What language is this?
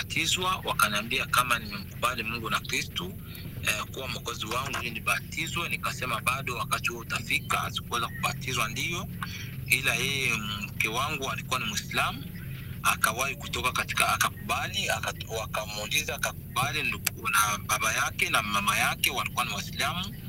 Swahili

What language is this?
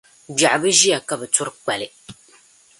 Dagbani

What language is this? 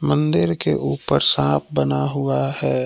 Hindi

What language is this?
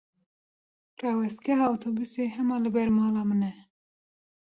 Kurdish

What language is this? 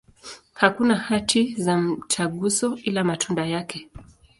Swahili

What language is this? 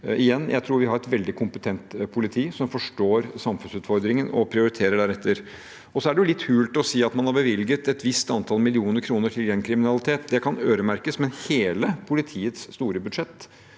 Norwegian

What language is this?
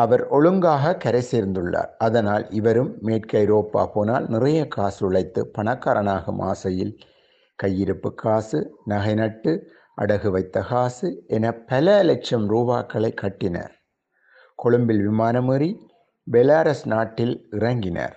Tamil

